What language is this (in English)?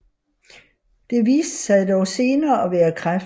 Danish